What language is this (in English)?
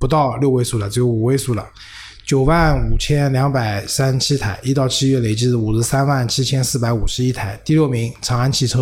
Chinese